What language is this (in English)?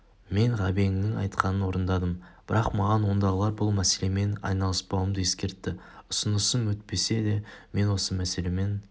Kazakh